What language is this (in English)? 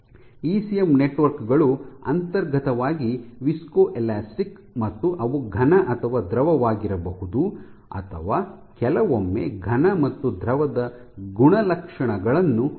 Kannada